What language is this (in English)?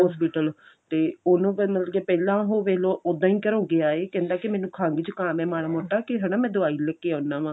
Punjabi